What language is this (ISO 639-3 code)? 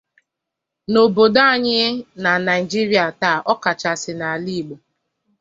ibo